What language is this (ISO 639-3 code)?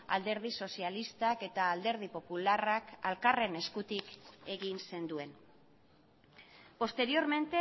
eus